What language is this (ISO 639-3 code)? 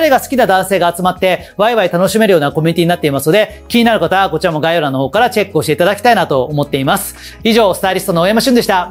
jpn